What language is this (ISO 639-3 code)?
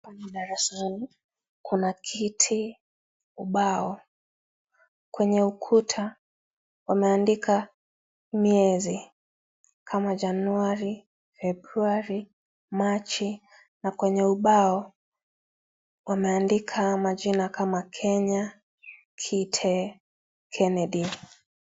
swa